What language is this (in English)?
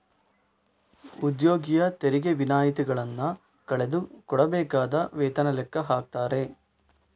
Kannada